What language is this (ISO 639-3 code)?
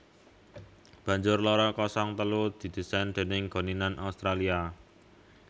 jav